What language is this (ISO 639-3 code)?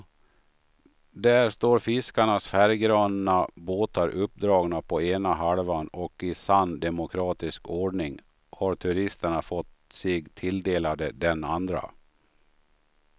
swe